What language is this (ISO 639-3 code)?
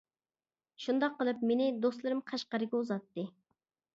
uig